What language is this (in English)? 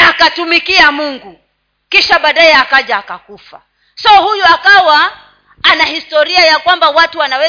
Swahili